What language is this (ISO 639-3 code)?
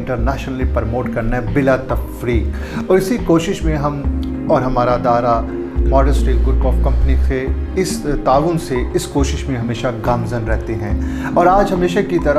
hin